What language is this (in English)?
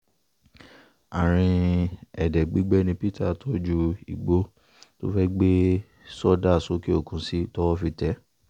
Yoruba